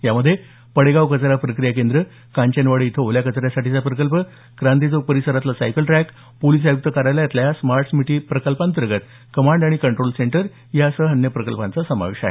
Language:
Marathi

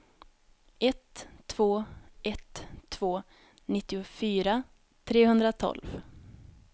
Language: Swedish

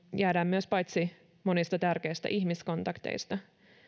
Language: Finnish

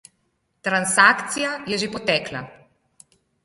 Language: Slovenian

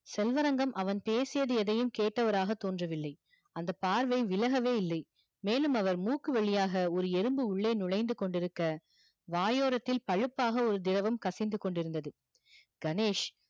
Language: Tamil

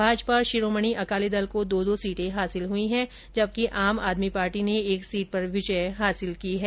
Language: Hindi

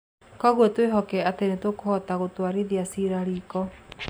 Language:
Kikuyu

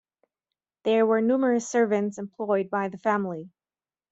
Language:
English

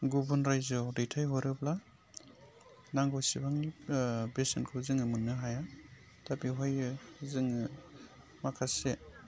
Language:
Bodo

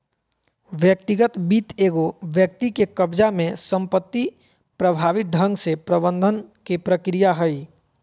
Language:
Magahi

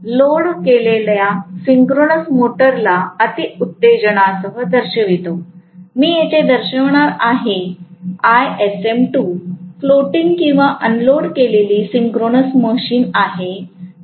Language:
Marathi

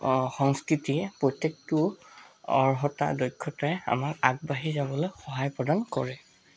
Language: Assamese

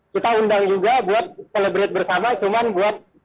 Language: Indonesian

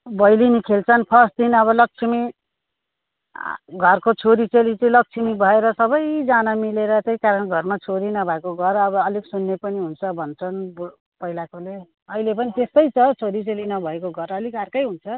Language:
Nepali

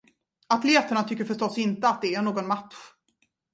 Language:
Swedish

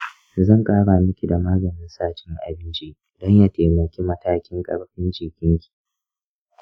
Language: Hausa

